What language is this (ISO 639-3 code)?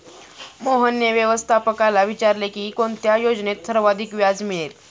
mar